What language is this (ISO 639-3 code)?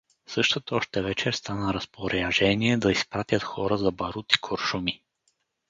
bul